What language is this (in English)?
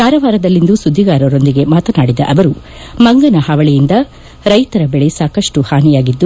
Kannada